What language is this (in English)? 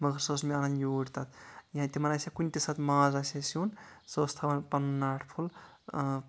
Kashmiri